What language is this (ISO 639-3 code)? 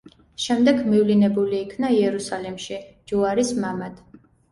kat